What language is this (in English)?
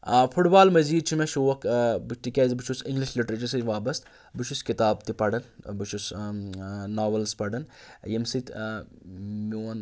Kashmiri